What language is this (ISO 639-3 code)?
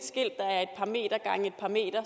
dan